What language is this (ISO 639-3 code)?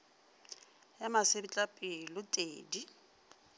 nso